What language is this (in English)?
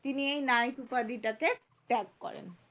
Bangla